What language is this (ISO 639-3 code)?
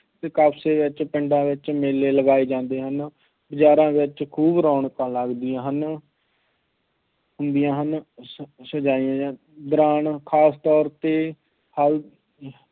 pan